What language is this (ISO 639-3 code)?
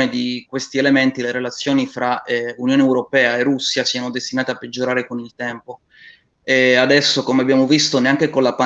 ita